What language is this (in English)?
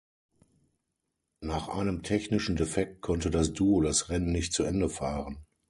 German